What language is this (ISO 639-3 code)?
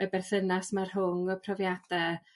cym